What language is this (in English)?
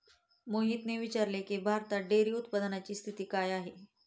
Marathi